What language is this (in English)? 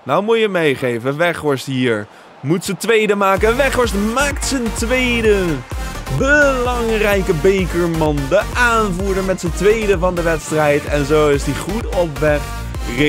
Dutch